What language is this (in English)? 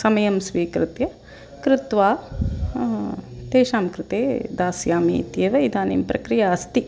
Sanskrit